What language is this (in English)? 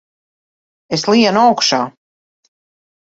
Latvian